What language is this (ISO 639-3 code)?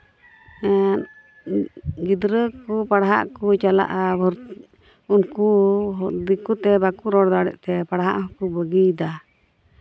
sat